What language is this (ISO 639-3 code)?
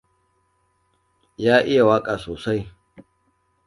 hau